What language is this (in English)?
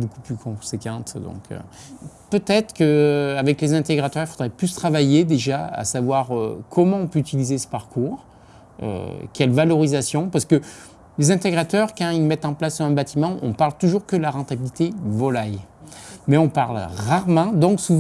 French